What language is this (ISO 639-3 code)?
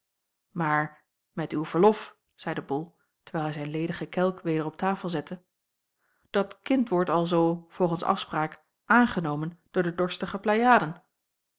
nld